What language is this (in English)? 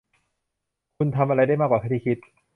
Thai